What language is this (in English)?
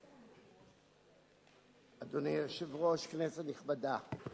Hebrew